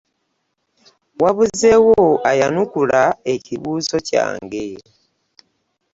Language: Ganda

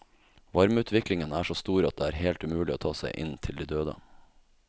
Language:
Norwegian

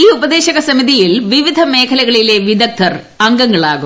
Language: Malayalam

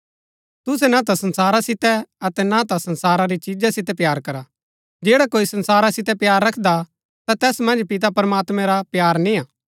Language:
Gaddi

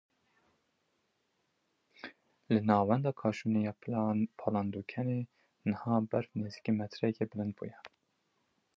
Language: Kurdish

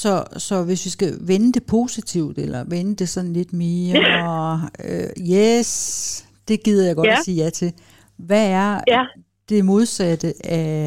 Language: Danish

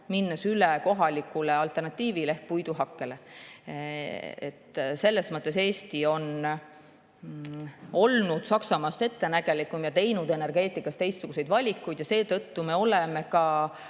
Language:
Estonian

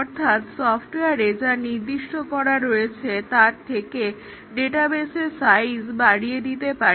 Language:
Bangla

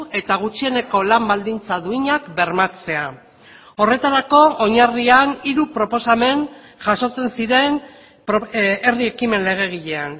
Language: Basque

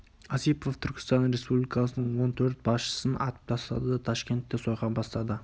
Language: Kazakh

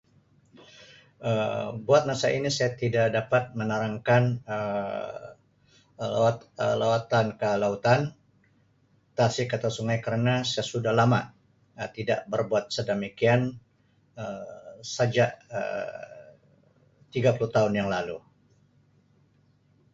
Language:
Sabah Malay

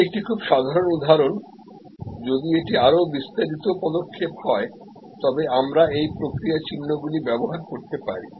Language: Bangla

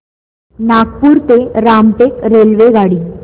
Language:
Marathi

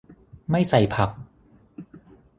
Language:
Thai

